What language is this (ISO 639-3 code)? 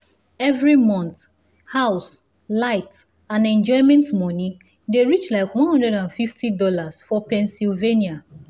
pcm